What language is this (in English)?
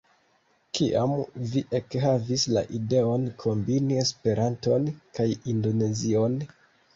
Esperanto